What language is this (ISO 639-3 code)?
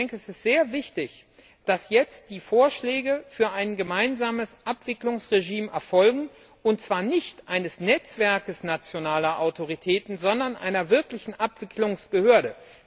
deu